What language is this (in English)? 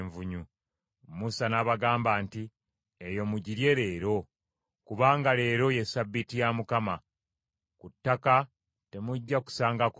Ganda